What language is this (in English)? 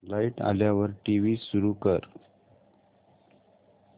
Marathi